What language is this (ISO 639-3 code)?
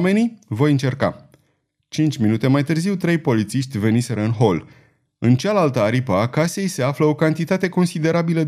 ron